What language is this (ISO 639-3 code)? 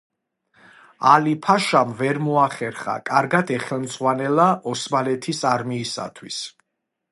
kat